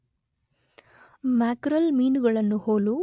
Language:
Kannada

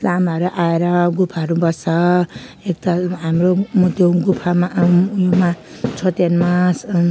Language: Nepali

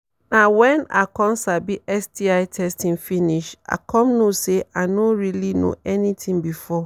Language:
Nigerian Pidgin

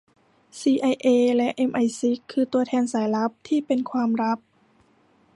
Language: Thai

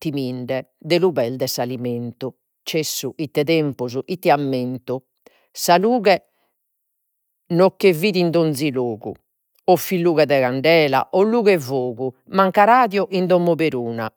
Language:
Sardinian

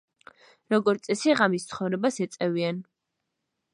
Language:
Georgian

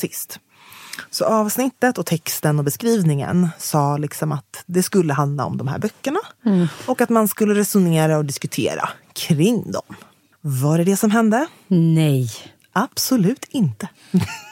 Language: Swedish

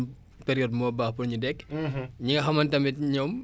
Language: Wolof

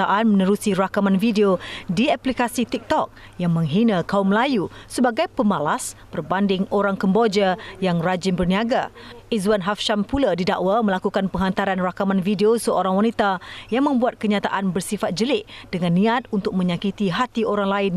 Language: Malay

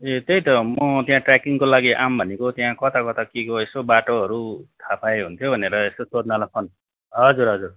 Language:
Nepali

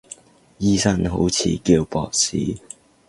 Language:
Cantonese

